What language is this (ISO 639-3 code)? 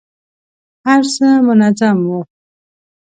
pus